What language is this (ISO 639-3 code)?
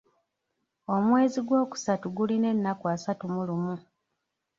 lug